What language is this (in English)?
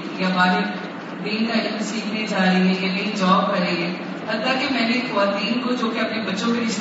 Urdu